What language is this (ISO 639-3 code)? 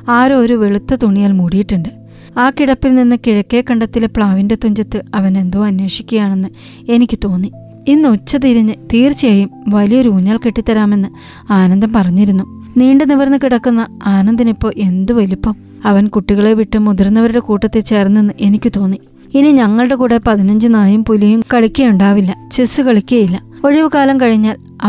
mal